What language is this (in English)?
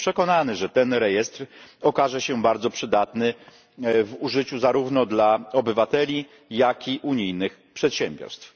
Polish